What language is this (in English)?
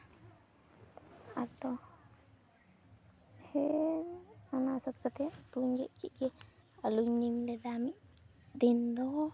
Santali